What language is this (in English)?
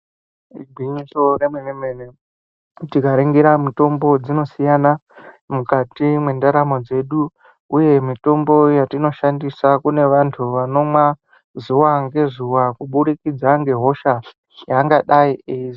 Ndau